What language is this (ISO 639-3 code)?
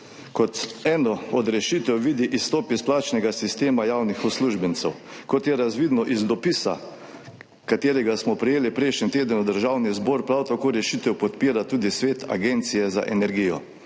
slv